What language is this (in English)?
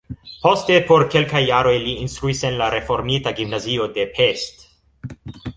Esperanto